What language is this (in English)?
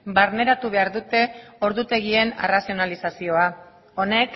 Basque